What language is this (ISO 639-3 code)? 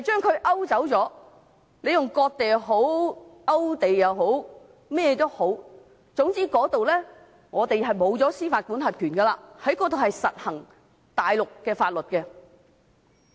yue